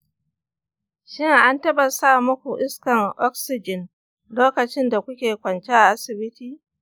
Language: Hausa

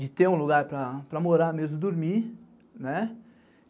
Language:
Portuguese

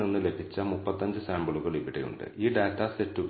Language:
Malayalam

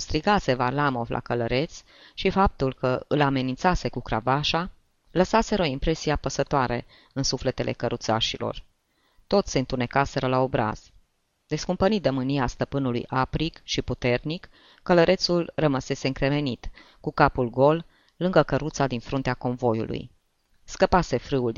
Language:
Romanian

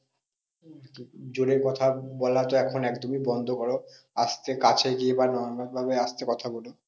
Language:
Bangla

